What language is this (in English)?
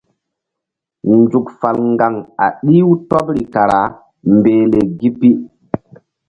Mbum